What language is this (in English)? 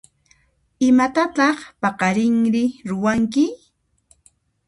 Puno Quechua